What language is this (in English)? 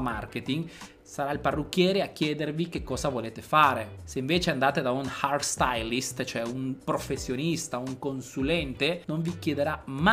Italian